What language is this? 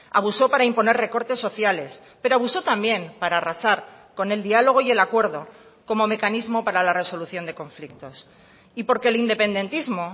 Spanish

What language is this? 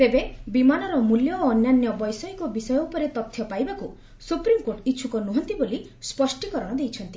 Odia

